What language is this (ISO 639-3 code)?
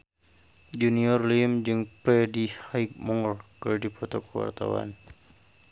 sun